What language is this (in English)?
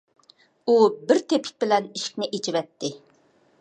Uyghur